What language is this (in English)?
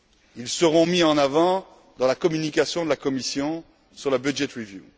French